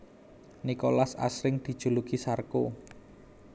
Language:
Javanese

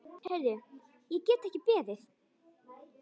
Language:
Icelandic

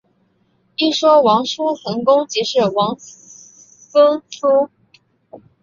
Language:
Chinese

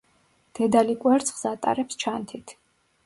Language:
Georgian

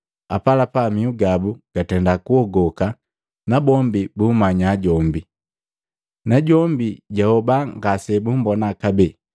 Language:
Matengo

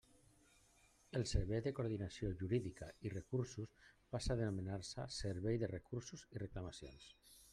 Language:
Catalan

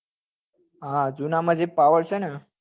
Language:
Gujarati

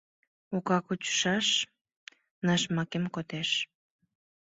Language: Mari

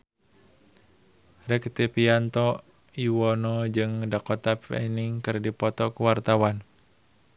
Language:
Sundanese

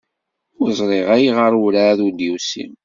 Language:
Kabyle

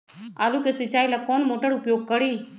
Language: Magahi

